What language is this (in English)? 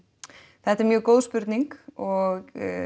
Icelandic